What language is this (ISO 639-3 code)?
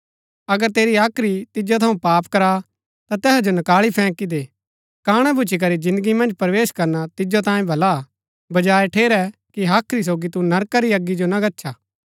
gbk